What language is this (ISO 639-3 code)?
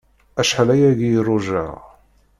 kab